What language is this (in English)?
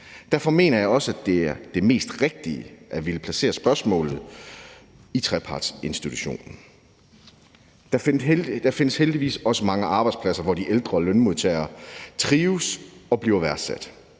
Danish